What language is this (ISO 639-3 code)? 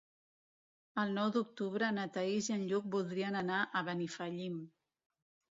cat